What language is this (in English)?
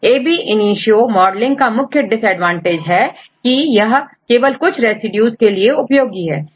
Hindi